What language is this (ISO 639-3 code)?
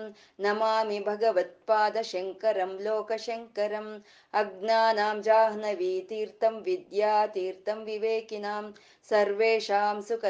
kan